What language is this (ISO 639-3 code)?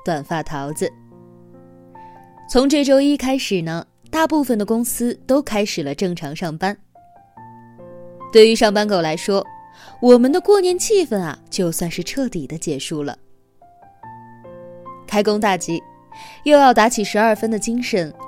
zho